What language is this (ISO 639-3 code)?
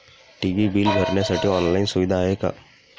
mar